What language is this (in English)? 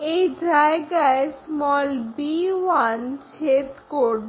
Bangla